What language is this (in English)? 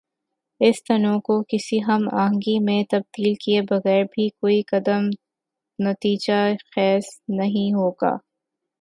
Urdu